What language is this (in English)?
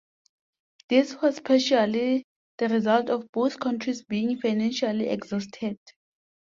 English